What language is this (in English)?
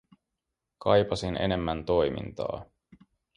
Finnish